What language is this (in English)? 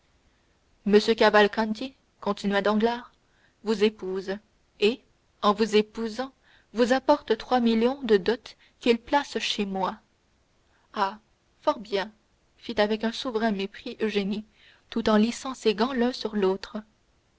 French